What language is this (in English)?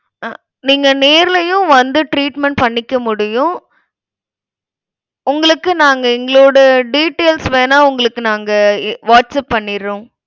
Tamil